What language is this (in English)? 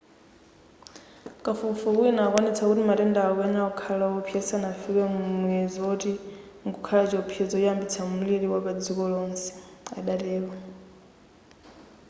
Nyanja